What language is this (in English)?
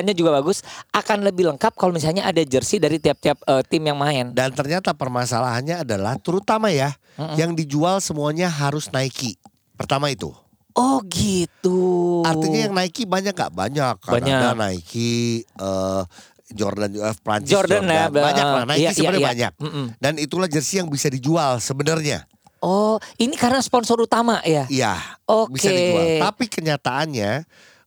Indonesian